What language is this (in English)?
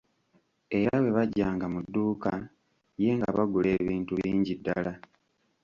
Ganda